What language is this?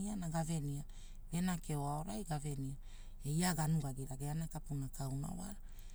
Hula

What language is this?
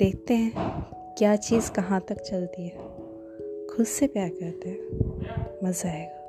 Hindi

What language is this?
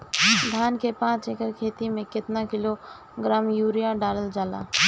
Bhojpuri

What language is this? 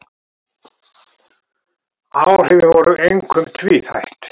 Icelandic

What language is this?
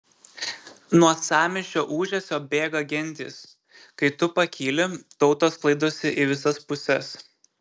Lithuanian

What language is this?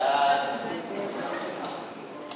Hebrew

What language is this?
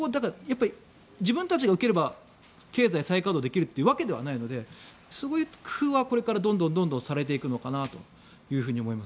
Japanese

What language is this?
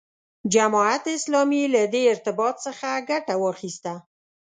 Pashto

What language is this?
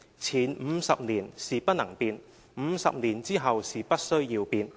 Cantonese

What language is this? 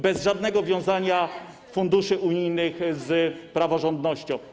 Polish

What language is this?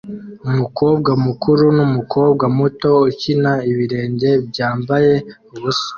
Kinyarwanda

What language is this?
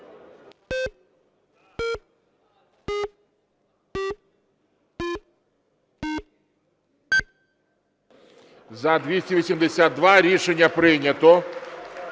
Ukrainian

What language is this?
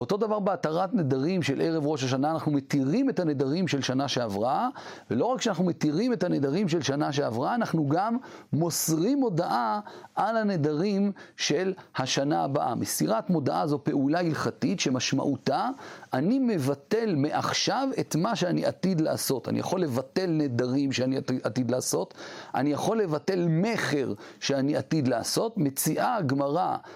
Hebrew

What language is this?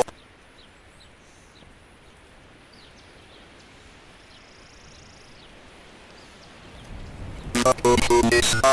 English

